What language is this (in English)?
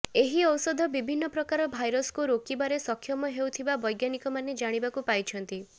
Odia